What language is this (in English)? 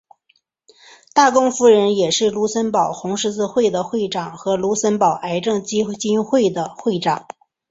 Chinese